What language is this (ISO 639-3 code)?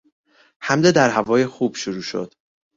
fas